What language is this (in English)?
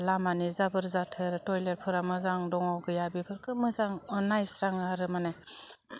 Bodo